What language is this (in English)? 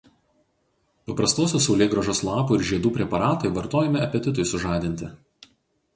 Lithuanian